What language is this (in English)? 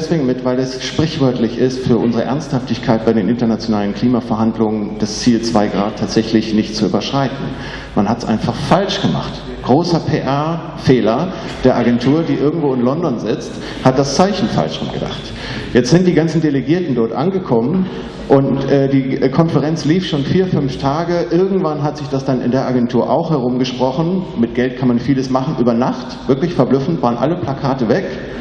German